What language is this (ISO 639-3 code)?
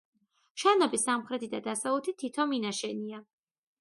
kat